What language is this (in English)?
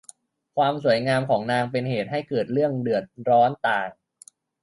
Thai